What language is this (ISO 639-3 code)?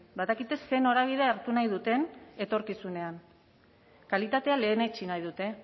eus